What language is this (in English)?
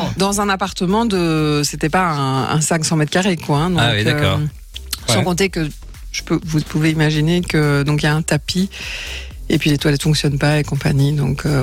French